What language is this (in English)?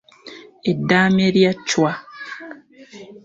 Ganda